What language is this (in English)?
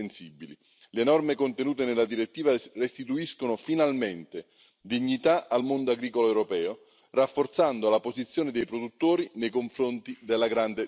Italian